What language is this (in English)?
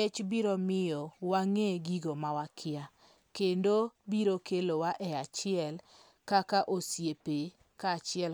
Luo (Kenya and Tanzania)